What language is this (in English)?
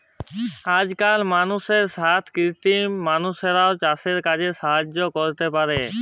Bangla